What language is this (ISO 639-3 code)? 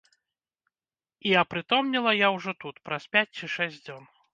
bel